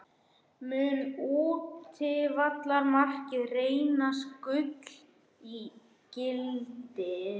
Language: Icelandic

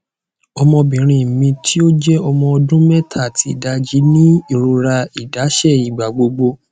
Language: Yoruba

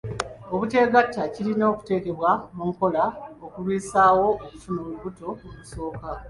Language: Ganda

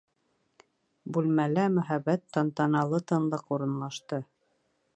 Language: Bashkir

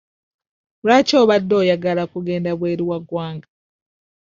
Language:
Ganda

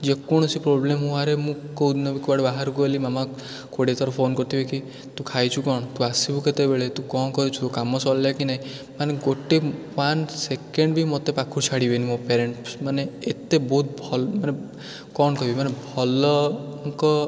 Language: Odia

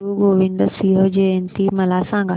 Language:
Marathi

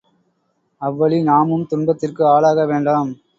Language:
Tamil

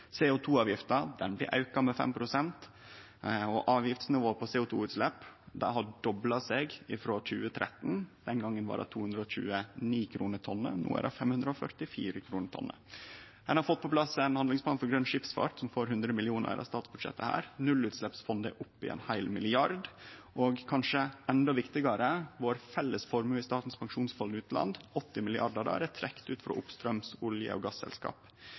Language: Norwegian Nynorsk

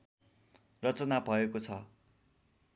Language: Nepali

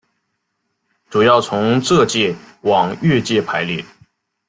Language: Chinese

